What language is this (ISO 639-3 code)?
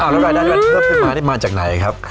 tha